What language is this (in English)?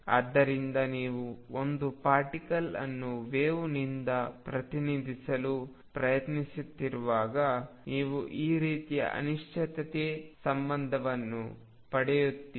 Kannada